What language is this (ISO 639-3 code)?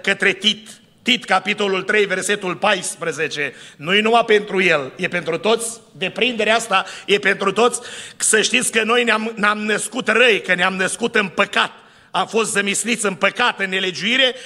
ron